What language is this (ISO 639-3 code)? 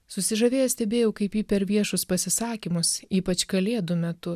lit